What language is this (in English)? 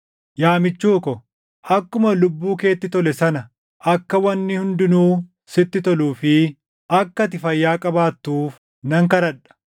Oromo